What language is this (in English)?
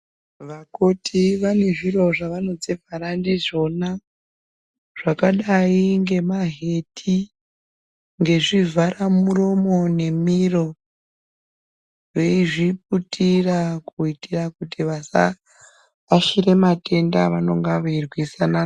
Ndau